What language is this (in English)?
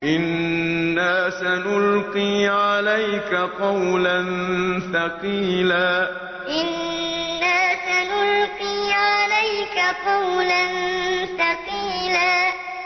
Arabic